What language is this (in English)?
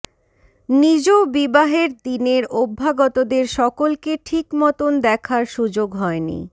Bangla